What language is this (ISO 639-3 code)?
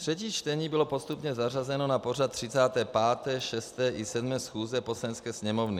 ces